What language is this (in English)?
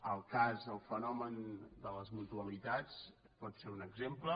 Catalan